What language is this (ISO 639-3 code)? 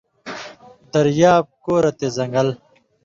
mvy